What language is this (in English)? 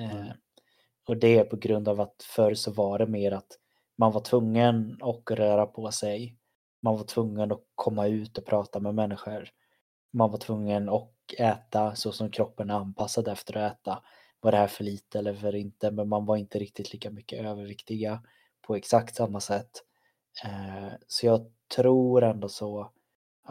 Swedish